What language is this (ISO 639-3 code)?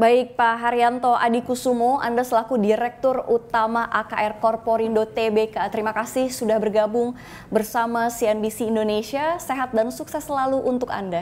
ind